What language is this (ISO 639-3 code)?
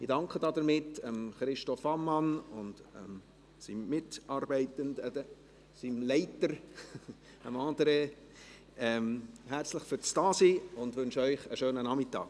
gsw